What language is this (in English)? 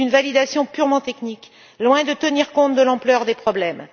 French